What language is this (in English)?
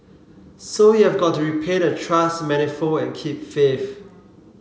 English